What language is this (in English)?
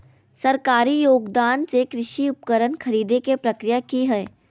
Magahi